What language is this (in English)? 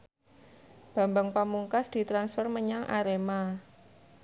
Javanese